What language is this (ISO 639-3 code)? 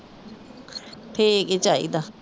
pan